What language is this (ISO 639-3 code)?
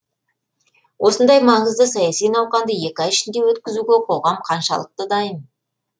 kaz